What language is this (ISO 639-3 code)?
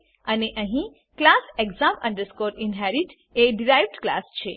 guj